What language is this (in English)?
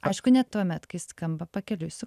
Lithuanian